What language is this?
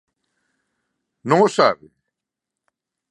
Galician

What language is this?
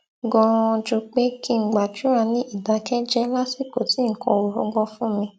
Yoruba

